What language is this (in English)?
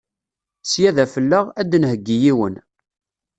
Kabyle